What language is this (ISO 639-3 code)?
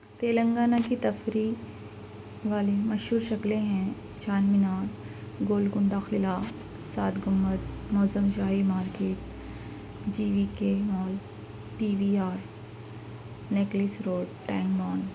urd